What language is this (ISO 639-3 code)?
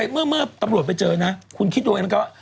tha